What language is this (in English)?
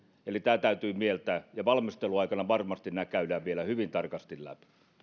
Finnish